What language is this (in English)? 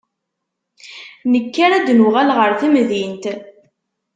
Kabyle